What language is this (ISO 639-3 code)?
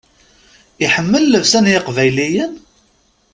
kab